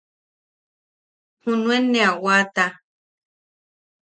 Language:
Yaqui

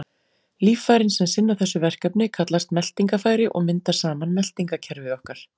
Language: Icelandic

